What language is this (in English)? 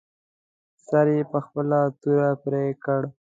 Pashto